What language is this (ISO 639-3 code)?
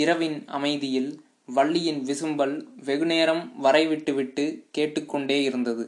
tam